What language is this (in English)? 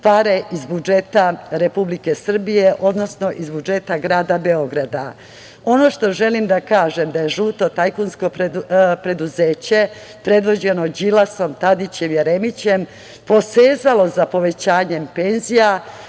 Serbian